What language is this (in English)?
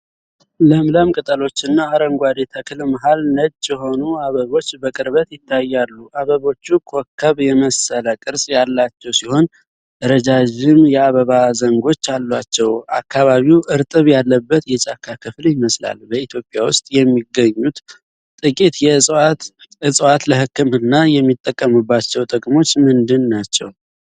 Amharic